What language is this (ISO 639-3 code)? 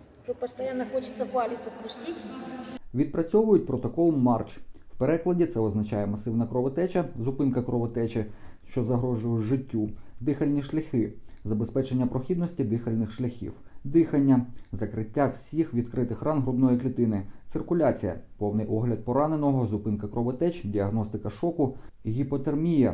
ukr